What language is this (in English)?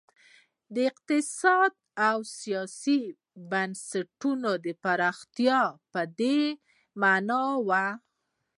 Pashto